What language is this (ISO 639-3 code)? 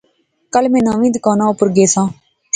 phr